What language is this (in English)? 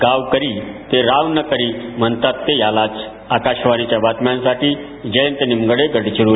Marathi